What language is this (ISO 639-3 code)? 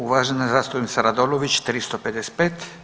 hrv